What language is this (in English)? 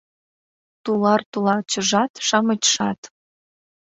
Mari